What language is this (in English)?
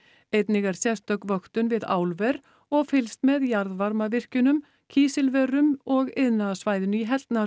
Icelandic